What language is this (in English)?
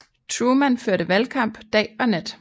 Danish